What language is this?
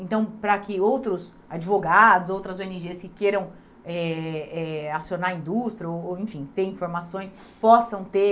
Portuguese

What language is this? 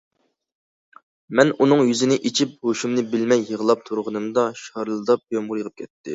Uyghur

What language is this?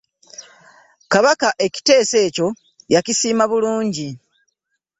Ganda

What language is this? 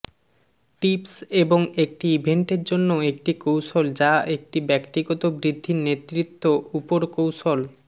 Bangla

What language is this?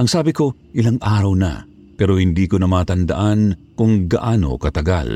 Filipino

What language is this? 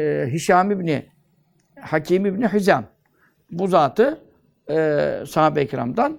Turkish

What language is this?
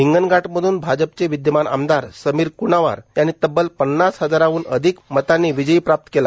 Marathi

